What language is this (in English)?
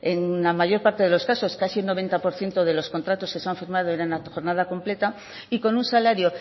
Spanish